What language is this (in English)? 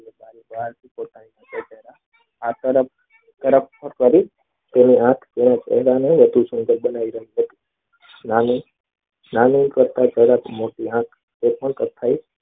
Gujarati